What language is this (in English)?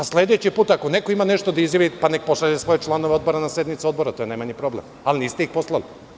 Serbian